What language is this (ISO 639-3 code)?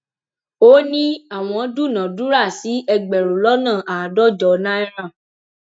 yor